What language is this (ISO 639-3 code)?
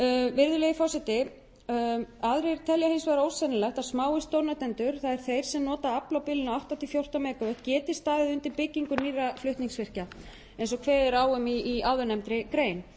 isl